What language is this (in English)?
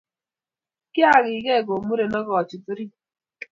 Kalenjin